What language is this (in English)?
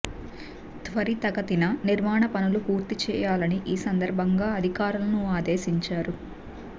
Telugu